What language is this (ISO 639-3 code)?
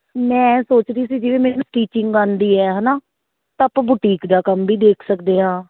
pan